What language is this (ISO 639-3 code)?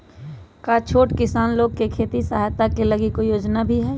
mag